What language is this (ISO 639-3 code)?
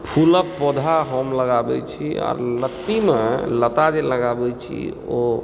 mai